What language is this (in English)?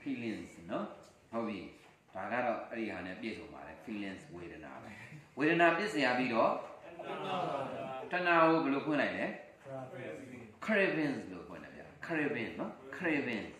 Vietnamese